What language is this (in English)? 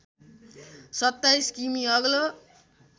Nepali